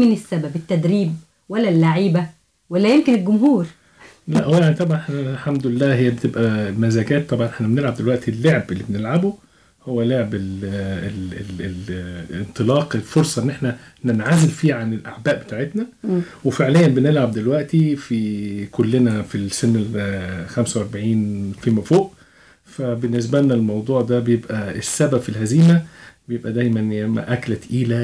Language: Arabic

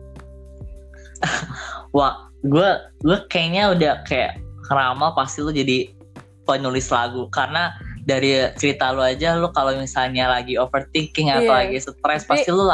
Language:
Indonesian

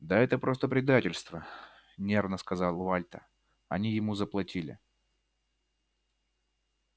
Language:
Russian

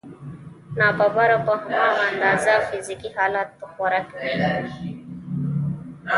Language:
Pashto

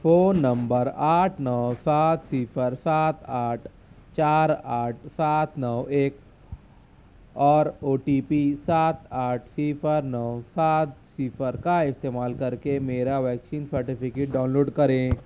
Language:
Urdu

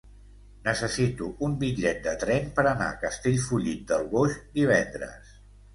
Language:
Catalan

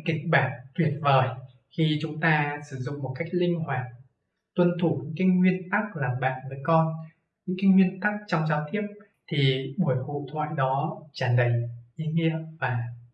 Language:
Vietnamese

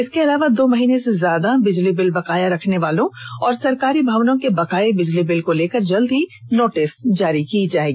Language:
Hindi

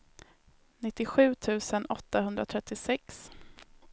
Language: Swedish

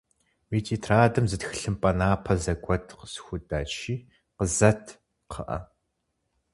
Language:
Kabardian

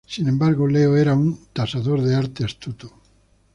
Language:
Spanish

